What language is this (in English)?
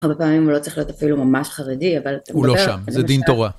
Hebrew